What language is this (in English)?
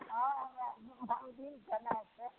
Maithili